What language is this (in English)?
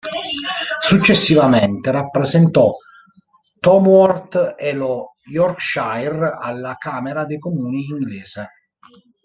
Italian